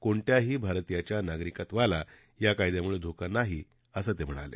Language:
Marathi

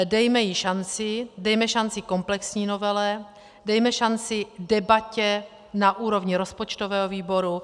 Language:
Czech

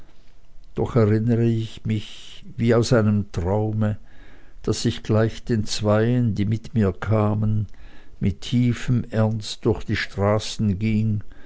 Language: German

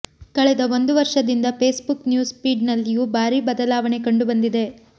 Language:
Kannada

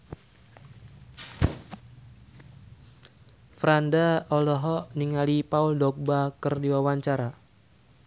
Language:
Sundanese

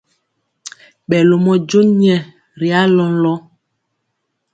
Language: Mpiemo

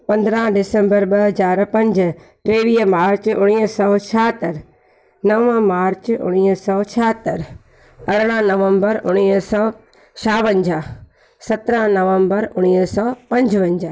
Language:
Sindhi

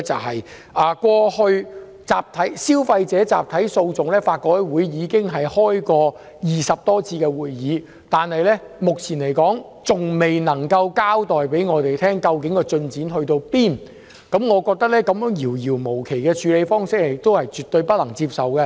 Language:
Cantonese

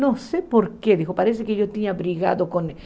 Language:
Portuguese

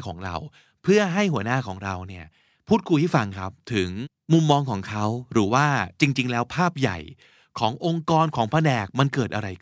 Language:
Thai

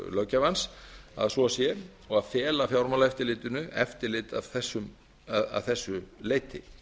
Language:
Icelandic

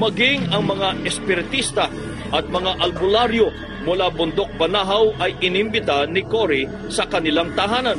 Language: Filipino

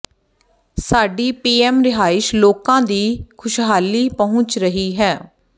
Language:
Punjabi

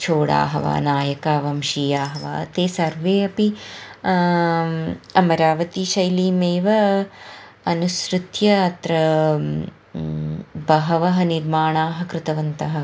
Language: Sanskrit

